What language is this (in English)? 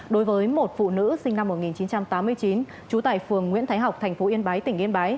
Vietnamese